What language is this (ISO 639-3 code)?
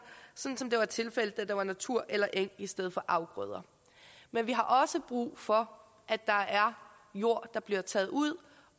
dan